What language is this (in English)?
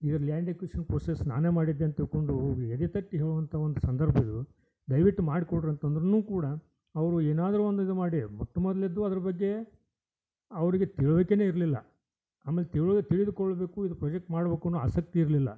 Kannada